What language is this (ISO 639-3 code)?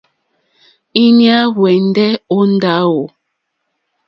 bri